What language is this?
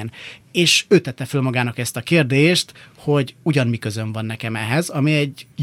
Hungarian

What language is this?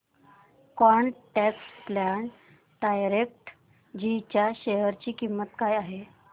Marathi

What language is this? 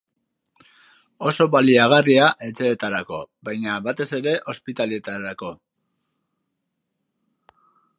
Basque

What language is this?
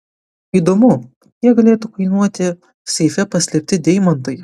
Lithuanian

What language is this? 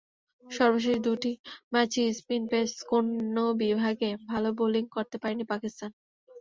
Bangla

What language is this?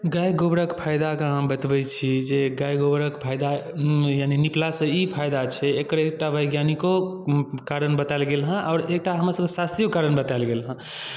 Maithili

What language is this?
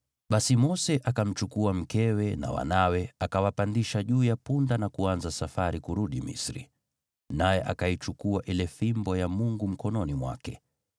Swahili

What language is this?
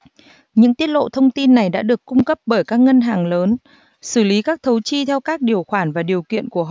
Vietnamese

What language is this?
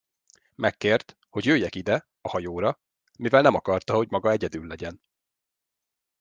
Hungarian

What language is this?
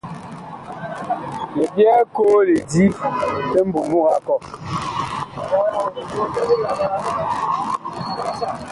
Bakoko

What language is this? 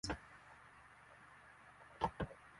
Swahili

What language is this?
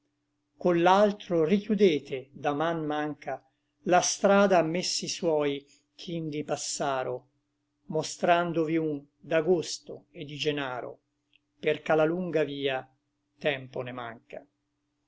Italian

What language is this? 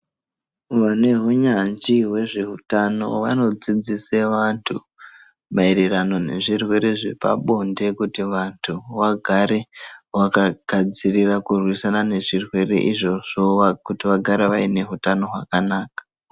Ndau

